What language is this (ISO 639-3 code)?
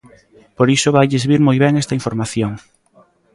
glg